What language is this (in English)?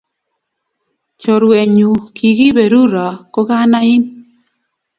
Kalenjin